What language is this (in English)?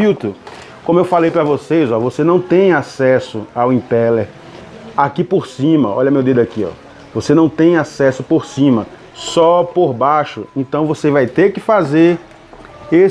Portuguese